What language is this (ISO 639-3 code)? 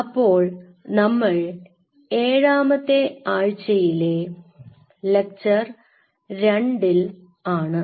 mal